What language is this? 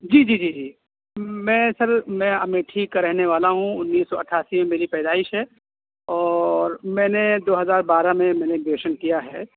Urdu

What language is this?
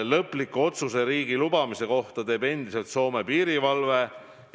Estonian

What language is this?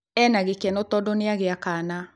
Kikuyu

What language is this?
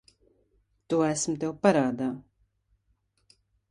Latvian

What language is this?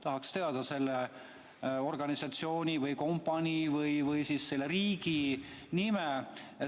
Estonian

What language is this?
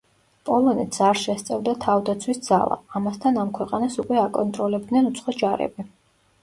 Georgian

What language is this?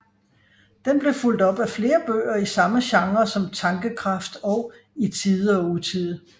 Danish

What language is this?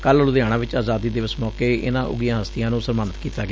Punjabi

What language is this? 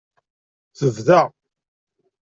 Kabyle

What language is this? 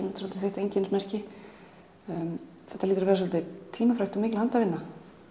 Icelandic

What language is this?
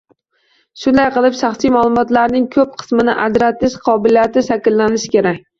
Uzbek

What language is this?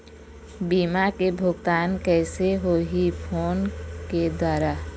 Chhattisgarhi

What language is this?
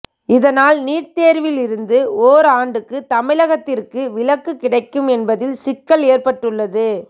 Tamil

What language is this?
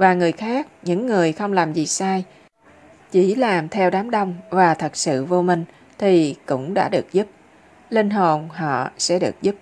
Vietnamese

